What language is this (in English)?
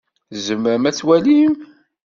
Kabyle